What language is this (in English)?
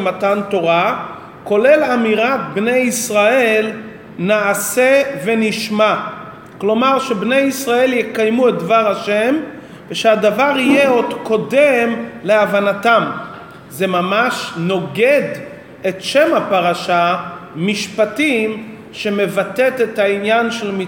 Hebrew